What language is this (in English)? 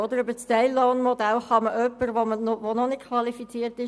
Swiss German